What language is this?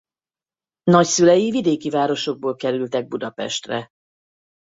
Hungarian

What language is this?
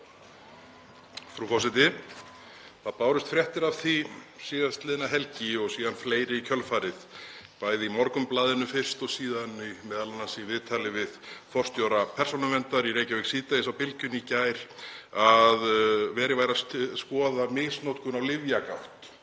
Icelandic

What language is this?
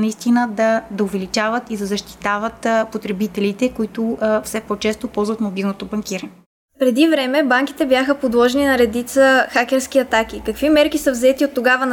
Bulgarian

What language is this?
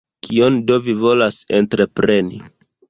Esperanto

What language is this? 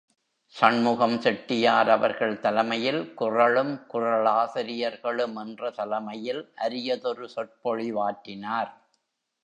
Tamil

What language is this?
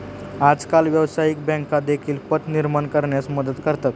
Marathi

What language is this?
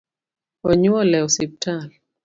Luo (Kenya and Tanzania)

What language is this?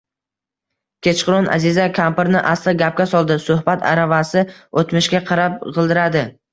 Uzbek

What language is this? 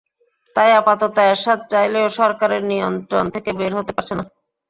Bangla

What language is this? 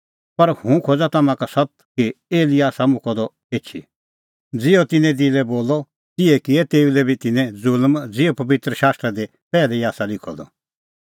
Kullu Pahari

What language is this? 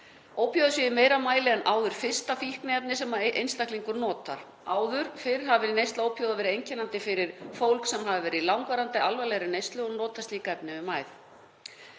Icelandic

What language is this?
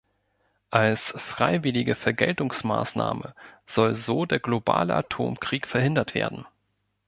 German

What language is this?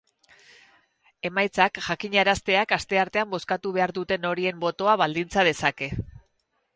Basque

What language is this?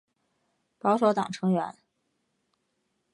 Chinese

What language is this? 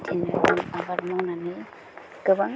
Bodo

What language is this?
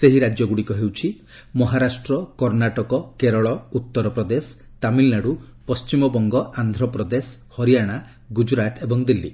Odia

